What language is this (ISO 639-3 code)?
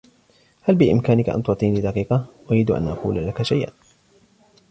ara